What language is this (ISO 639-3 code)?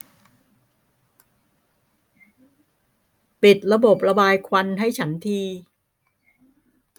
tha